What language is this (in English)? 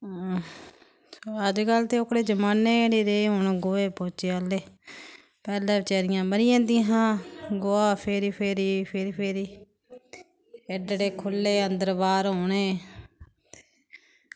Dogri